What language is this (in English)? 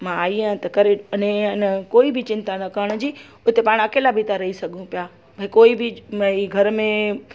Sindhi